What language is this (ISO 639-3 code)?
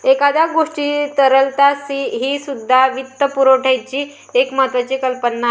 mar